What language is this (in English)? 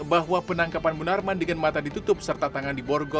Indonesian